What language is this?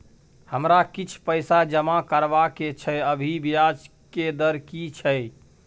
Maithili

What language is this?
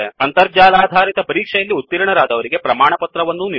Kannada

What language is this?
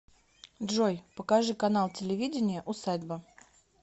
Russian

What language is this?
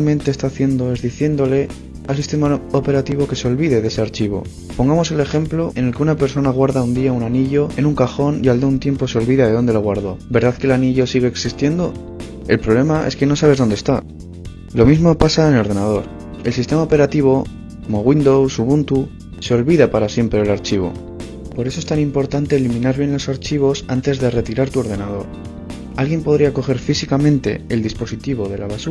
Spanish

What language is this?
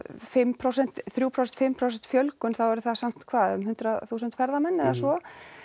Icelandic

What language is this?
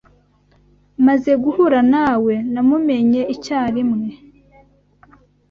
Kinyarwanda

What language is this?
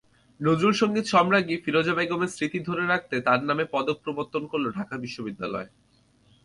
Bangla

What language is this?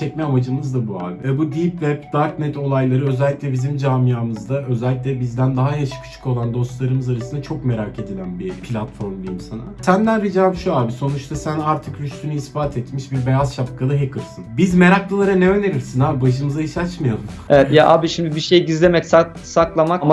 Turkish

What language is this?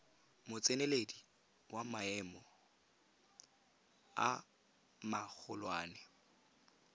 Tswana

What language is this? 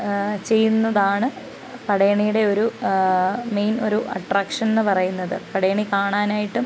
Malayalam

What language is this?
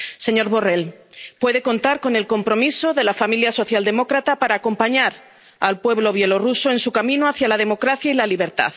Spanish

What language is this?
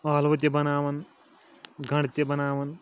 Kashmiri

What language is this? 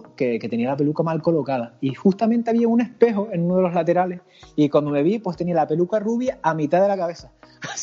Spanish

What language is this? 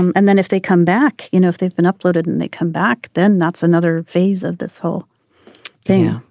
English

